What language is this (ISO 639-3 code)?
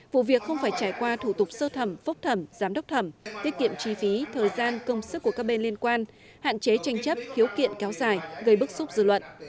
vie